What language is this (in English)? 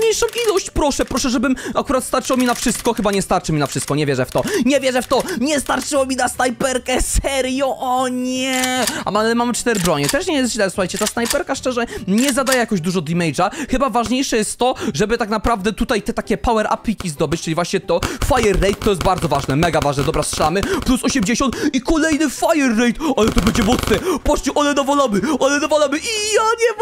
Polish